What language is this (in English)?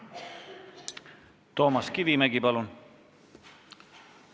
Estonian